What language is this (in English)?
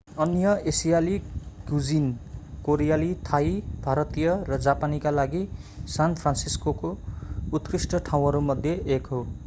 Nepali